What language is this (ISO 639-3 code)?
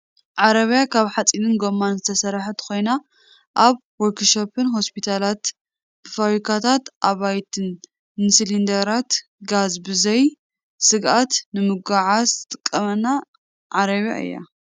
tir